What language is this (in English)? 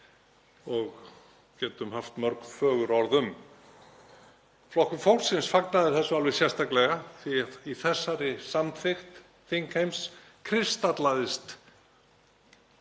Icelandic